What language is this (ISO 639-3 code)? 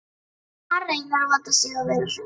isl